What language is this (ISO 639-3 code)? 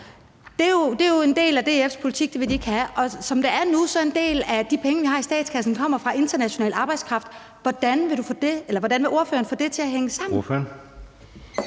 dan